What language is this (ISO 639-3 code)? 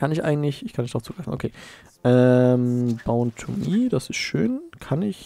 deu